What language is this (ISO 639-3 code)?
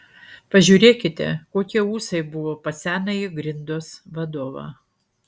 lit